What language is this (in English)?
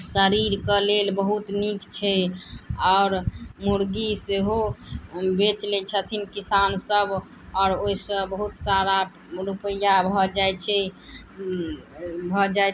Maithili